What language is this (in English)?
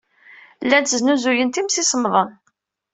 Kabyle